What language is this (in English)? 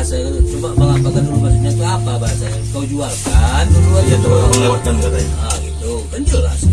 Indonesian